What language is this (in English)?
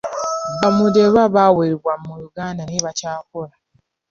Ganda